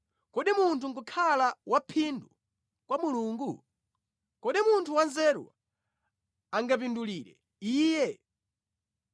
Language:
Nyanja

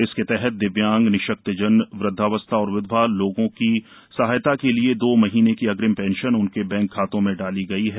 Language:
Hindi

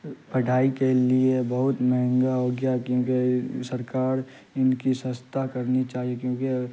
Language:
Urdu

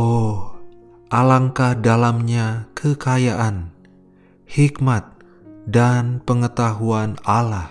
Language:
Indonesian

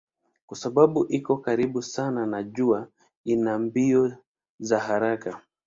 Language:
Swahili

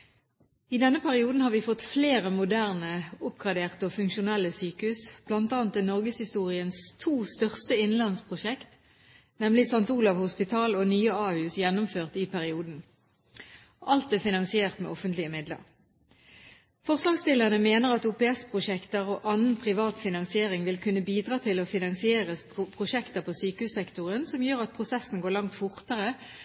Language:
Norwegian Bokmål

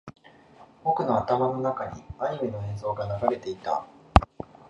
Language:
Japanese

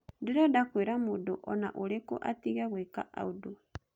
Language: Kikuyu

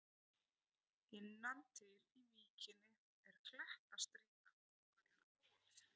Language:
Icelandic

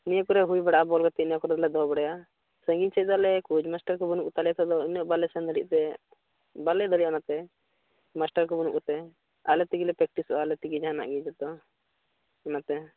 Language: Santali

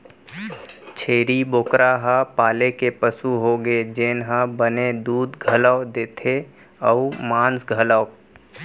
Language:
Chhattisgarhi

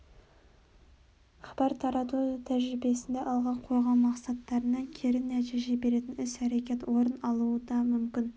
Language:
Kazakh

